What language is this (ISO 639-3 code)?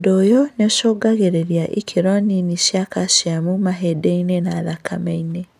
kik